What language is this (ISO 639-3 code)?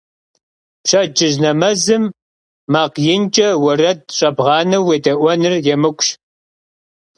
kbd